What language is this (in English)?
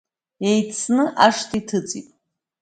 Abkhazian